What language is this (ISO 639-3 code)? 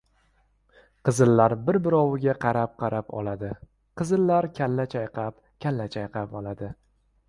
uzb